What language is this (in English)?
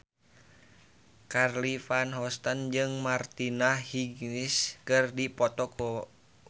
Sundanese